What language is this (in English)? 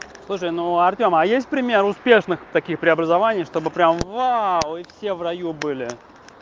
Russian